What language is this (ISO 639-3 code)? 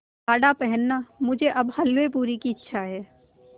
hin